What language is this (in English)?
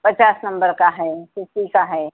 Urdu